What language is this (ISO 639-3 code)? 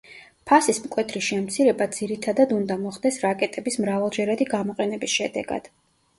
kat